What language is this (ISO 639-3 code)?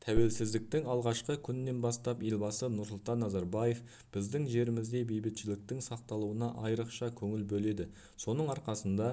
kaz